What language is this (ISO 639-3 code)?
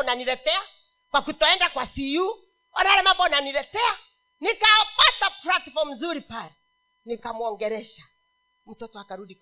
swa